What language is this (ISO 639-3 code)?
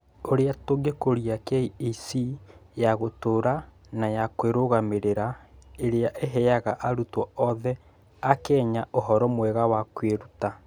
kik